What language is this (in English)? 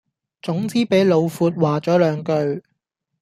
Cantonese